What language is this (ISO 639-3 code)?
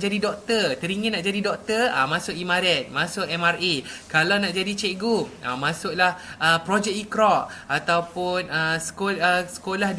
msa